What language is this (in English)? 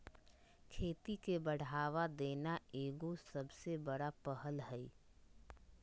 Magahi